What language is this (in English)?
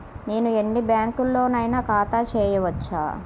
Telugu